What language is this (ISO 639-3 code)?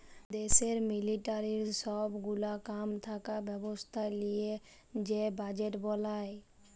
ben